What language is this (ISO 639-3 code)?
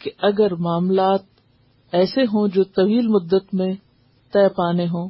urd